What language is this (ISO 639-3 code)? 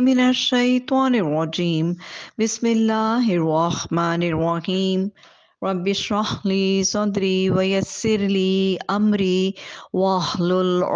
eng